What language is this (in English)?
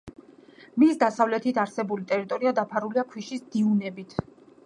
Georgian